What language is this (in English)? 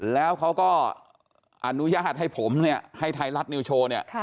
Thai